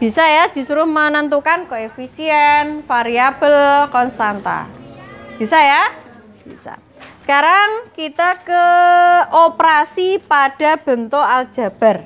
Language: Indonesian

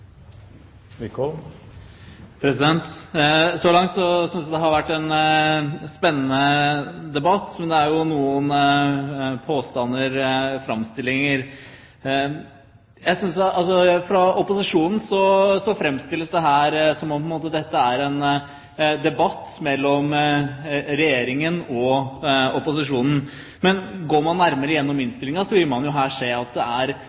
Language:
Norwegian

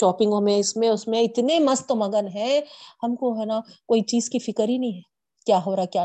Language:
Urdu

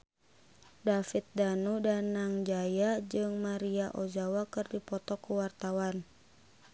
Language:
Sundanese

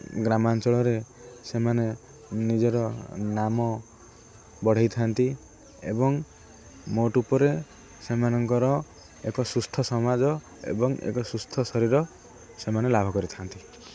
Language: Odia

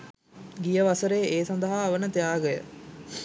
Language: Sinhala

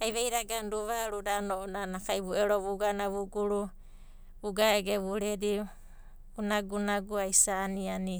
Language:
Abadi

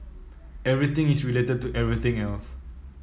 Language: English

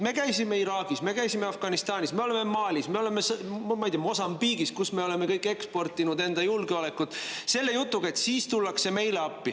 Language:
Estonian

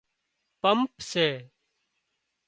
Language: Wadiyara Koli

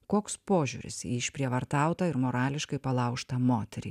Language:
Lithuanian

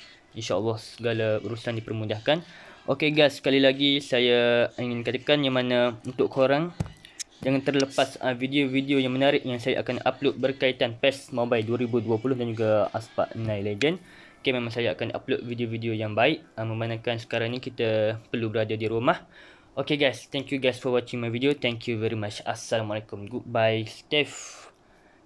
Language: Malay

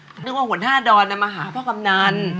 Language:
Thai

